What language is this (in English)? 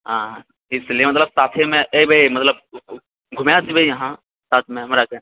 Maithili